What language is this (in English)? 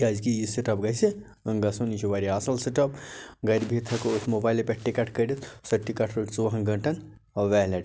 Kashmiri